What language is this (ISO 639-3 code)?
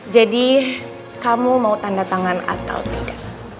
ind